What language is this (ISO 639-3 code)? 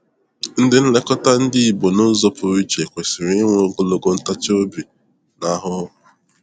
ibo